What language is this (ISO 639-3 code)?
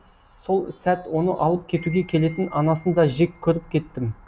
kaz